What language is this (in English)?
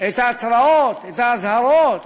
Hebrew